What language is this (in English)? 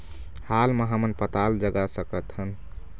Chhattisgarhi